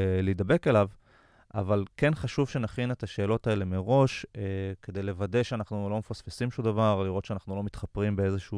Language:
Hebrew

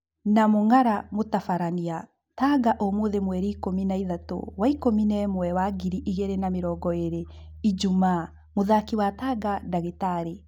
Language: Kikuyu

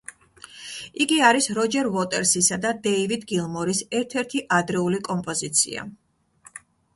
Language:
Georgian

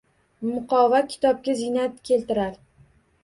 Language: Uzbek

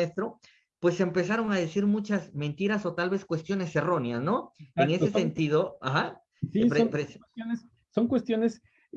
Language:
Spanish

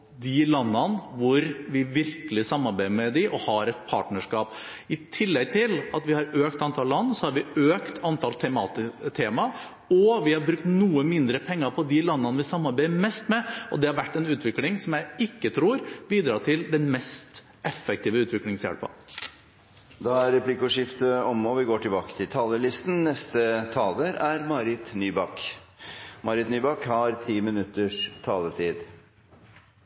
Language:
Norwegian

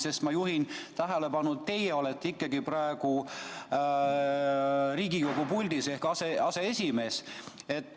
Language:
Estonian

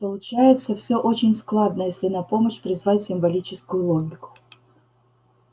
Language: Russian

